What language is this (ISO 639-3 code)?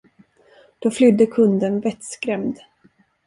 swe